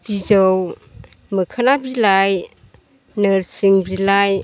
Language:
Bodo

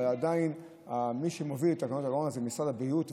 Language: Hebrew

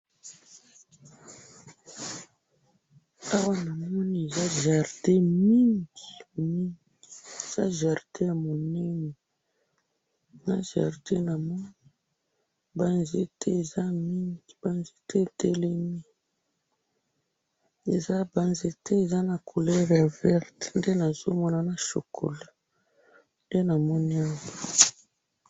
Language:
Lingala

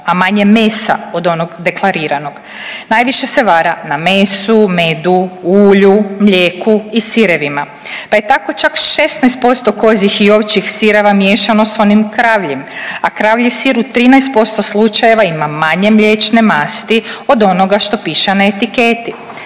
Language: Croatian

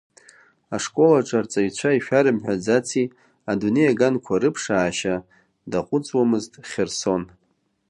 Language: Abkhazian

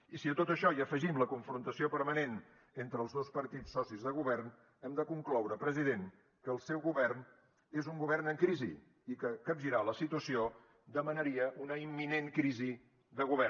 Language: Catalan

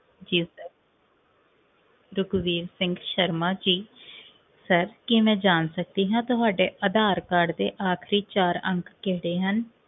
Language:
Punjabi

